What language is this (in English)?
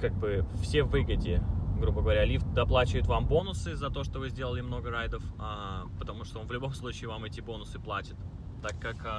Russian